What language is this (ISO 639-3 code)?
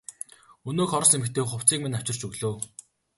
mon